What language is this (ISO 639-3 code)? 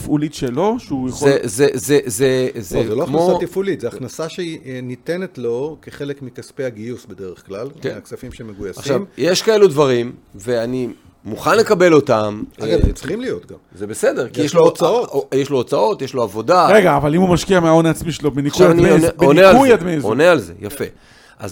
heb